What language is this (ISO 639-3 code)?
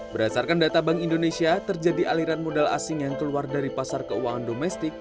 ind